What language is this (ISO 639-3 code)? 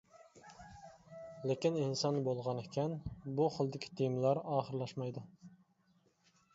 uig